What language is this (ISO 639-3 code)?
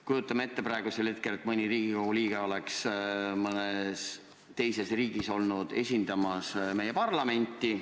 est